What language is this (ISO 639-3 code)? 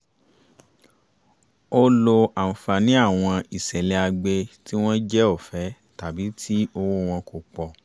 yor